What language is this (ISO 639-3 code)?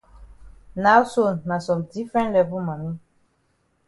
wes